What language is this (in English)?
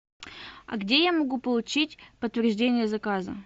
Russian